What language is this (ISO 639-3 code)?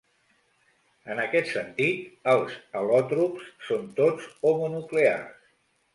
cat